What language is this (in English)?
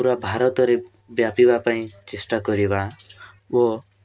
Odia